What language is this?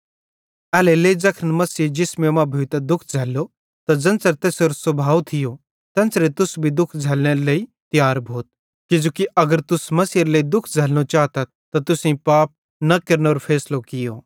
Bhadrawahi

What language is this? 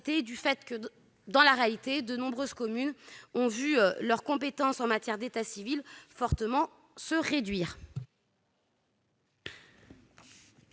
French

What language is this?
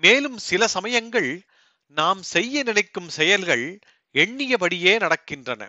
Tamil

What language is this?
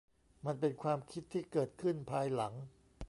Thai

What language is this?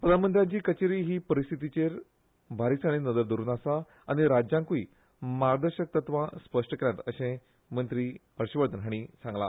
Konkani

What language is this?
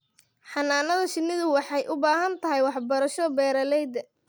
Somali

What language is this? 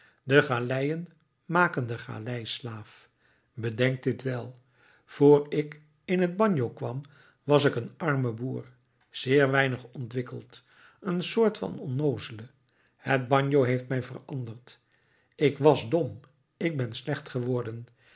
Dutch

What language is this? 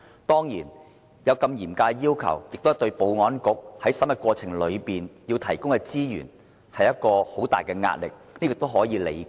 Cantonese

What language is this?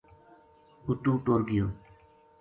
Gujari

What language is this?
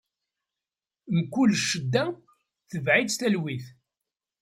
Kabyle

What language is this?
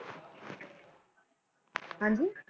Punjabi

